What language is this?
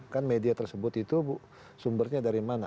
Indonesian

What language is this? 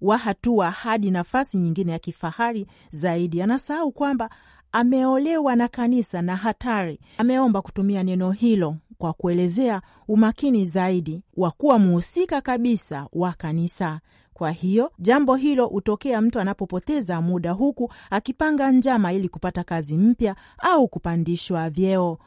Swahili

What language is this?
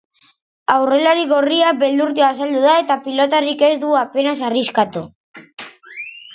Basque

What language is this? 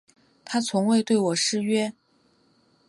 Chinese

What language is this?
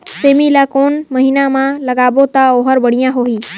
Chhattisgarhi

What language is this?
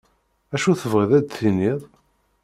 Kabyle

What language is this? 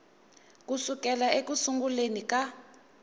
Tsonga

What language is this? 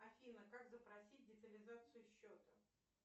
Russian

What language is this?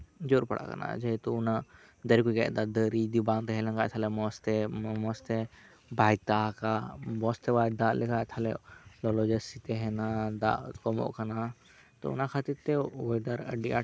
Santali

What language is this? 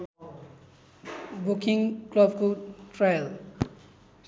Nepali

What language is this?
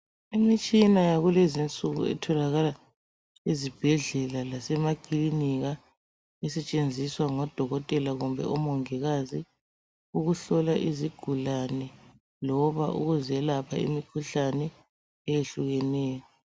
North Ndebele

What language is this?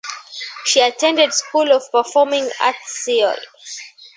English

